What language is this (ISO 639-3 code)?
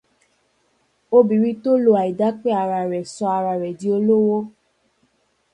yor